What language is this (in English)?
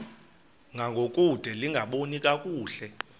Xhosa